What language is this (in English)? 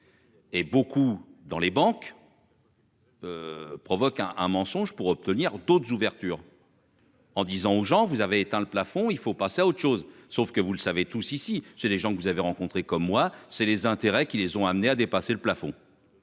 French